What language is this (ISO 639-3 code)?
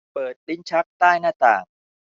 tha